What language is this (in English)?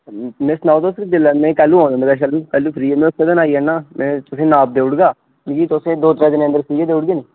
Dogri